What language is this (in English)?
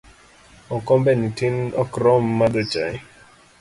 Luo (Kenya and Tanzania)